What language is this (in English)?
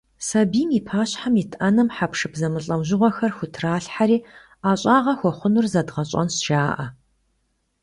Kabardian